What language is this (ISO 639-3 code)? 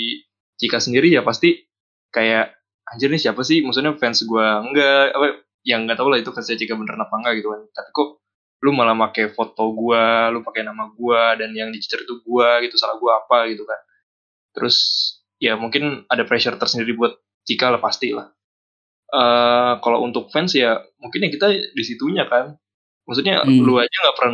ind